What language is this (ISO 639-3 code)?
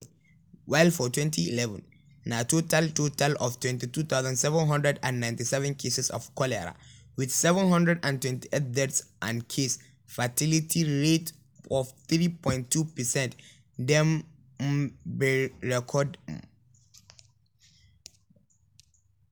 pcm